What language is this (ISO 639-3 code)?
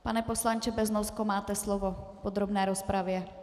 ces